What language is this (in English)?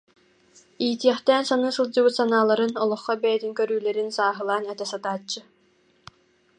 Yakut